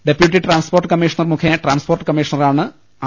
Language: Malayalam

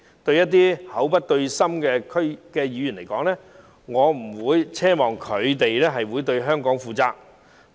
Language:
Cantonese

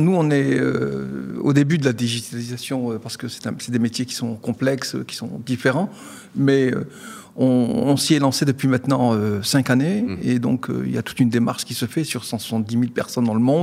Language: French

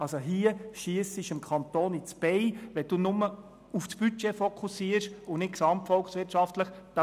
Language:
Swiss German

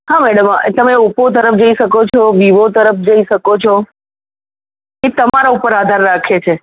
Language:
Gujarati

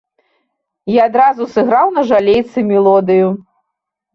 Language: Belarusian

